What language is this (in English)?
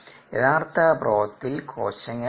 Malayalam